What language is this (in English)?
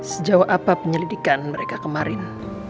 Indonesian